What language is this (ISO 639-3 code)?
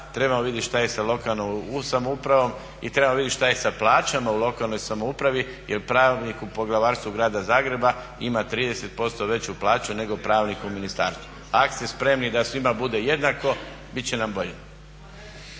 hrv